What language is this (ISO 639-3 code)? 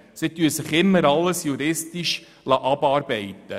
gsw